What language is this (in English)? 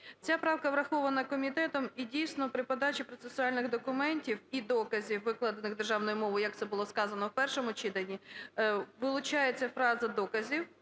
Ukrainian